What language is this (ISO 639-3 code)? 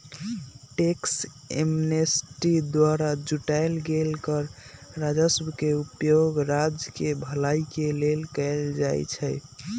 mag